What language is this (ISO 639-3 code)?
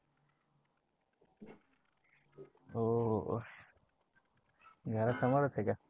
mar